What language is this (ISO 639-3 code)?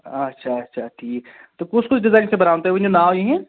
kas